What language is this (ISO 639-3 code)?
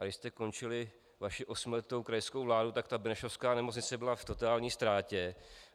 ces